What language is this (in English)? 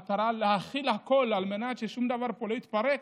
Hebrew